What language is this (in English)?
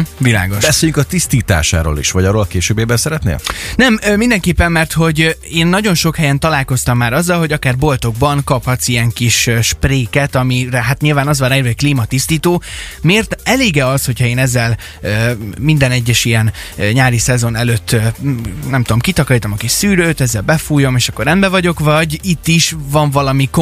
Hungarian